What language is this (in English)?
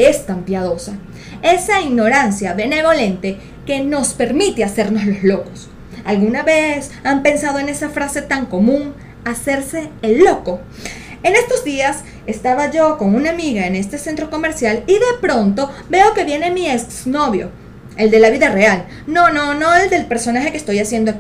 Spanish